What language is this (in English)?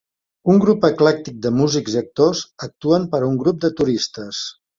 Catalan